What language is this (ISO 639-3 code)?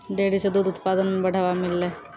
mai